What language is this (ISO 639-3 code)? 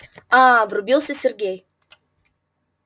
rus